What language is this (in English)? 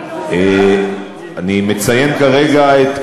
Hebrew